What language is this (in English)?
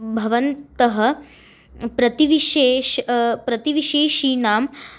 Sanskrit